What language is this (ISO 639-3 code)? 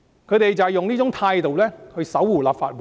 yue